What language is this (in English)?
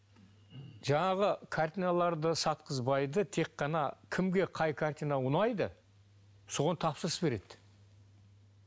Kazakh